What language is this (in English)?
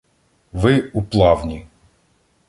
Ukrainian